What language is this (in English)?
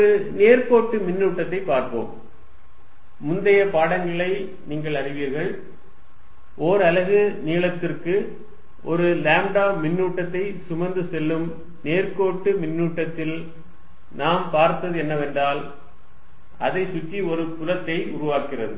Tamil